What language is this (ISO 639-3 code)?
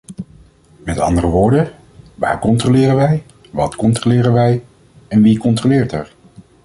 nld